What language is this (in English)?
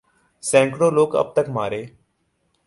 Urdu